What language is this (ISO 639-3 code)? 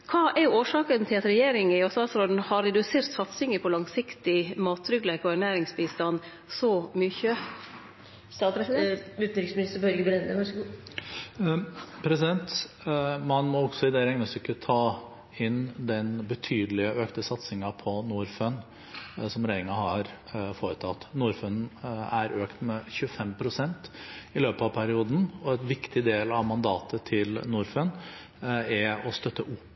nor